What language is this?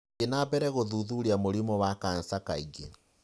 Kikuyu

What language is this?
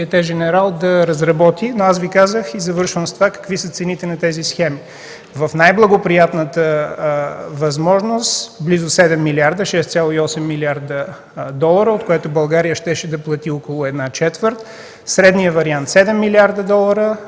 Bulgarian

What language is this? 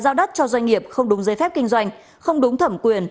Vietnamese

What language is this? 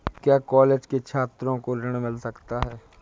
Hindi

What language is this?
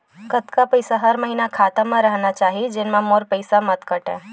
Chhattisgarhi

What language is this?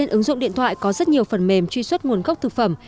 Vietnamese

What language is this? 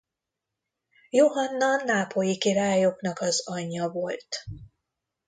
Hungarian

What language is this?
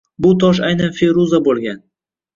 Uzbek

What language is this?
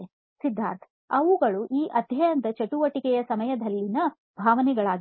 Kannada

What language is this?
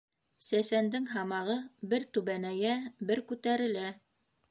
Bashkir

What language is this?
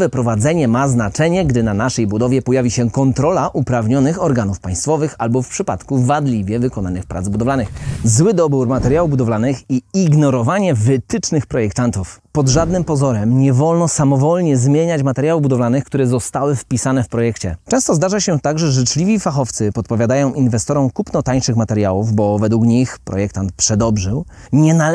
Polish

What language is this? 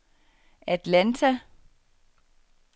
Danish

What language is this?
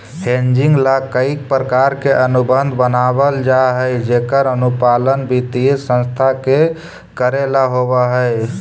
Magahi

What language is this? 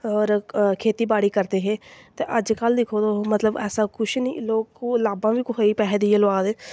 Dogri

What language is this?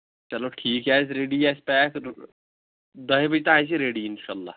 Kashmiri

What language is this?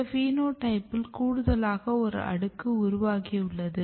Tamil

